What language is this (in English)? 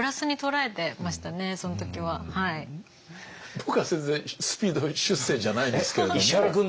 Japanese